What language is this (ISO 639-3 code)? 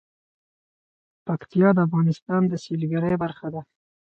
pus